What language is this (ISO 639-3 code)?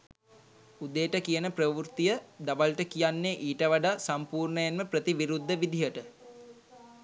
sin